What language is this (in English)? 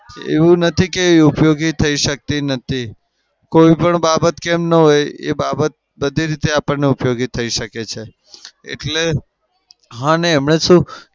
Gujarati